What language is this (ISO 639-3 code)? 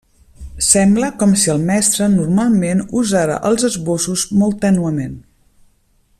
cat